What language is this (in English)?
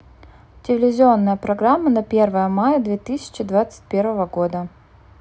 Russian